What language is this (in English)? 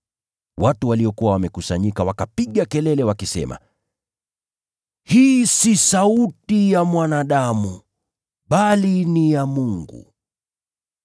Swahili